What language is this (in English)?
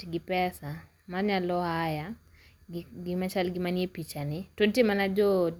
Luo (Kenya and Tanzania)